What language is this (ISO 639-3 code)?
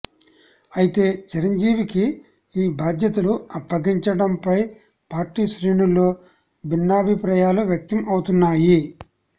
tel